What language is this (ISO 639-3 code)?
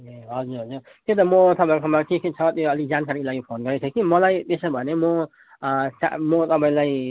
nep